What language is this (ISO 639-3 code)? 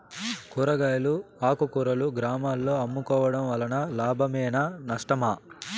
tel